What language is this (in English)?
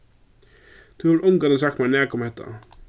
Faroese